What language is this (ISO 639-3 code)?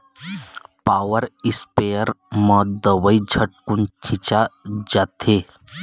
hne